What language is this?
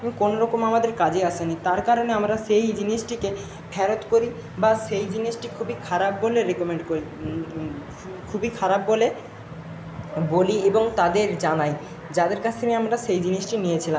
Bangla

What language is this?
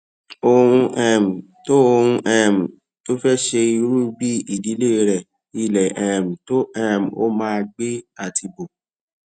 Yoruba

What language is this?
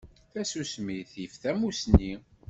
Kabyle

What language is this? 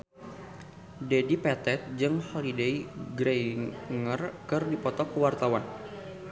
Sundanese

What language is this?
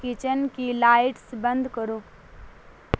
Urdu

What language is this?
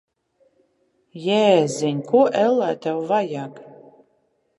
Latvian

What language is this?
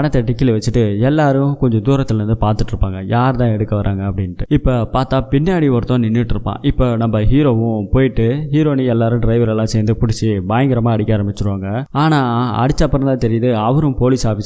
Tamil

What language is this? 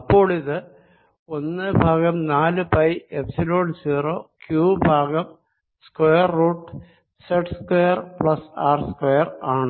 Malayalam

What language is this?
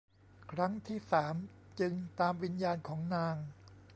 Thai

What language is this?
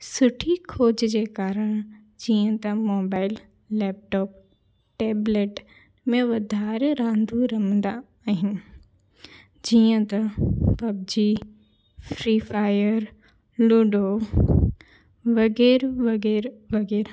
Sindhi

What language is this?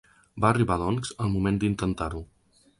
Catalan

